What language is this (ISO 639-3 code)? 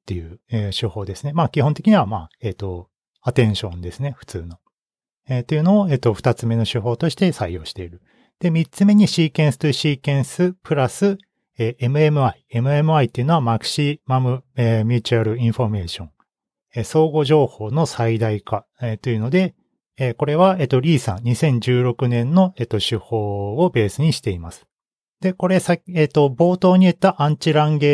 jpn